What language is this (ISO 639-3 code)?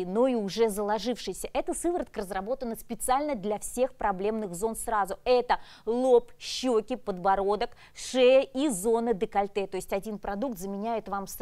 rus